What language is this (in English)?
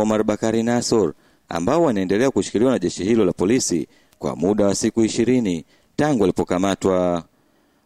Swahili